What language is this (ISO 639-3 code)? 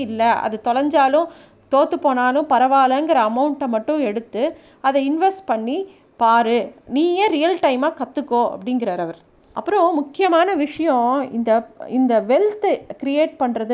tam